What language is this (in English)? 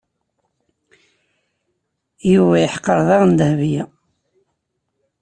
Kabyle